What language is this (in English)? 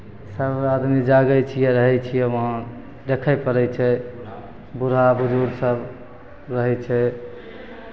Maithili